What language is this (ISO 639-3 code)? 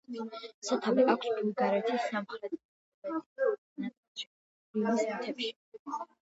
kat